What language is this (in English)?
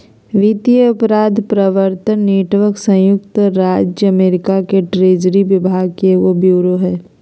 Magahi